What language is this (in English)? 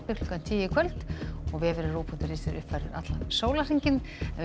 Icelandic